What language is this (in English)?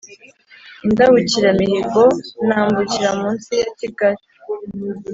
Kinyarwanda